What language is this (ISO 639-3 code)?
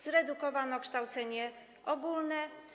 pol